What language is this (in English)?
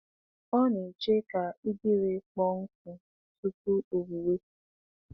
Igbo